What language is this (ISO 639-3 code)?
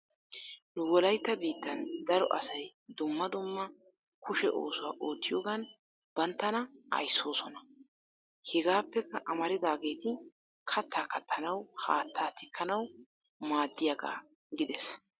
wal